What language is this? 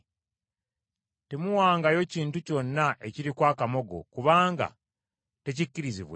Ganda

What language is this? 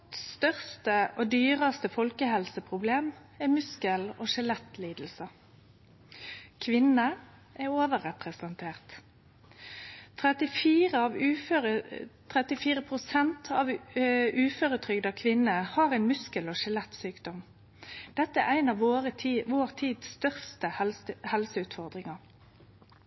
Norwegian Nynorsk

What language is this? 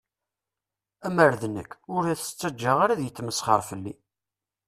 Kabyle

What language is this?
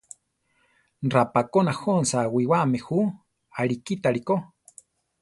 Central Tarahumara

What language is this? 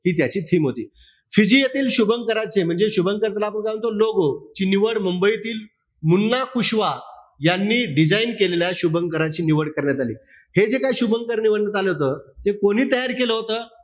Marathi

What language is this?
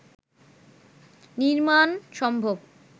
Bangla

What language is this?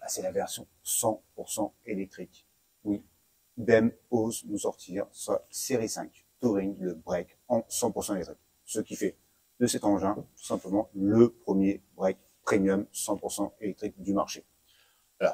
French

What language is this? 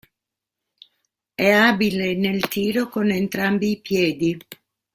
Italian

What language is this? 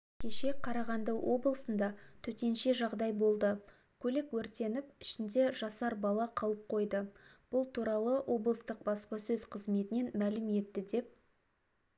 Kazakh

